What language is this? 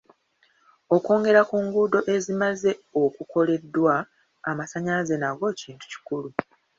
Ganda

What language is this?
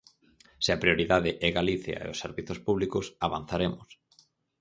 Galician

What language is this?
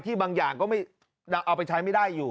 Thai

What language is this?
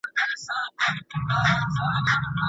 Pashto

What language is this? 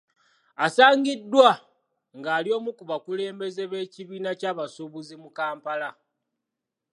Ganda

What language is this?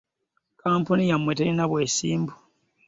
Ganda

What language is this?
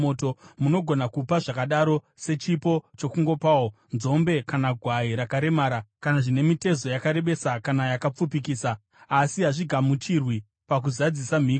Shona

